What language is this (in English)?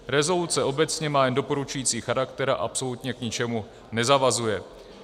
Czech